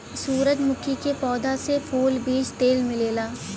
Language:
Bhojpuri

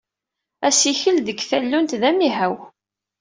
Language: Kabyle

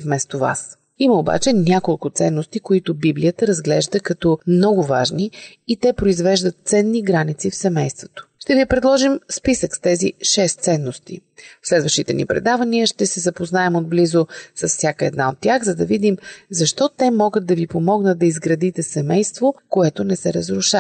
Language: Bulgarian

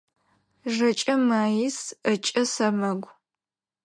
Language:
Adyghe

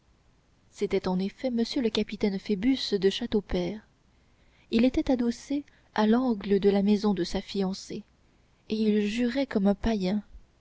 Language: French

